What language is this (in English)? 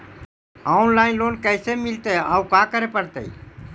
Magahi